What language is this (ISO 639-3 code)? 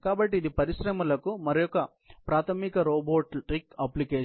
tel